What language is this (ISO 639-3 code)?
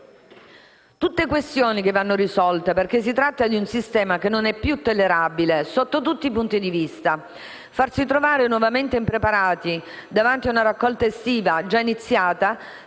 ita